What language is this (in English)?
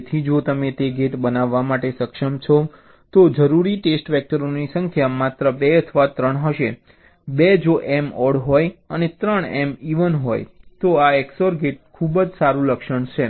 Gujarati